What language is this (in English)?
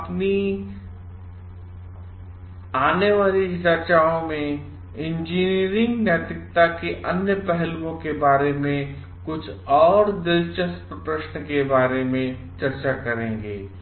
Hindi